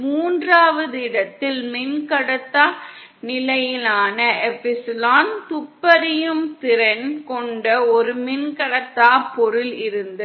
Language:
Tamil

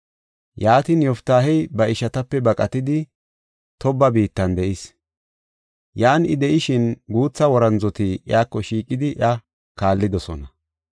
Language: Gofa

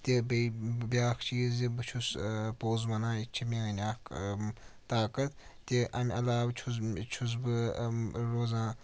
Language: Kashmiri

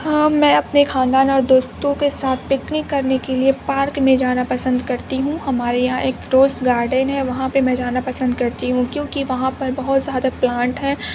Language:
Urdu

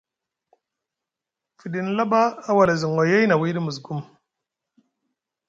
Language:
Musgu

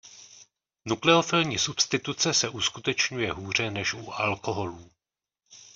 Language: Czech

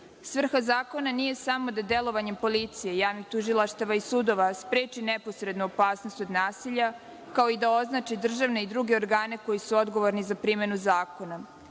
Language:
Serbian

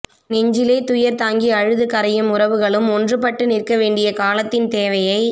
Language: Tamil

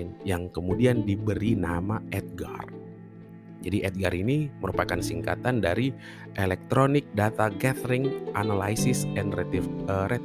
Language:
Indonesian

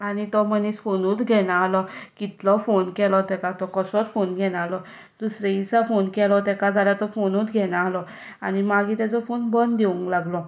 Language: Konkani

